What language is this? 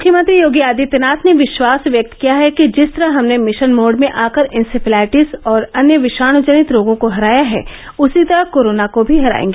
Hindi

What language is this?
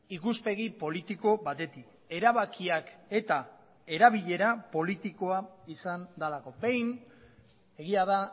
Basque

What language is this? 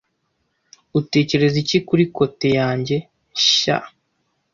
Kinyarwanda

